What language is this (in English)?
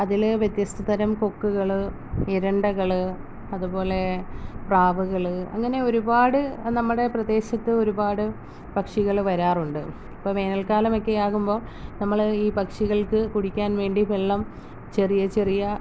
Malayalam